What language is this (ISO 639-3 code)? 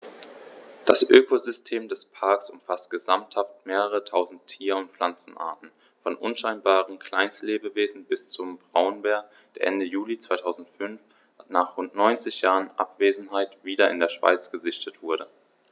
deu